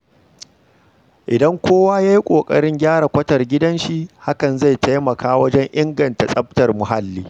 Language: Hausa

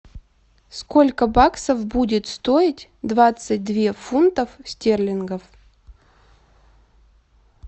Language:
Russian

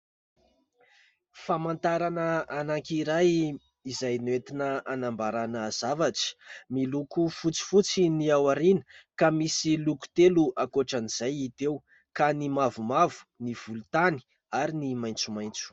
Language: Malagasy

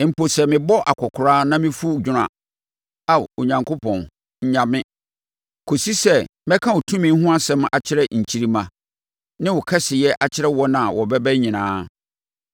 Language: Akan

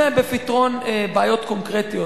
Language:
Hebrew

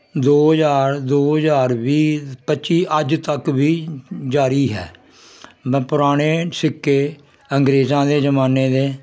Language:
Punjabi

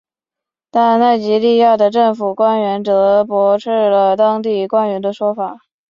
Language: Chinese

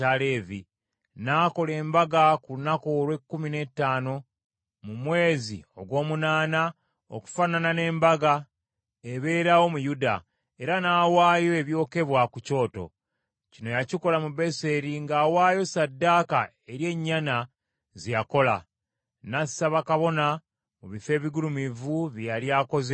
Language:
Ganda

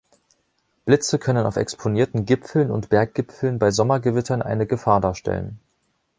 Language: German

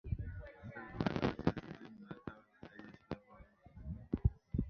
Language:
Swahili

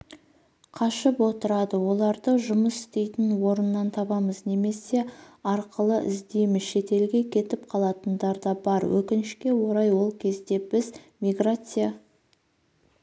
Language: Kazakh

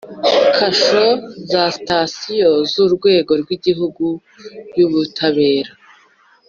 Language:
Kinyarwanda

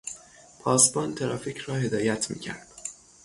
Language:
Persian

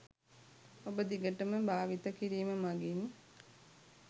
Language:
Sinhala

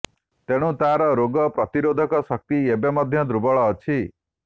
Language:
Odia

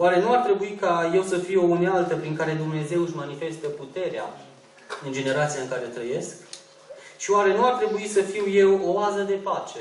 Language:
Romanian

